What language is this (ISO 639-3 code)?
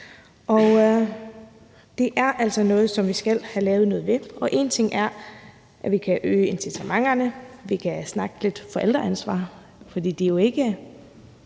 dan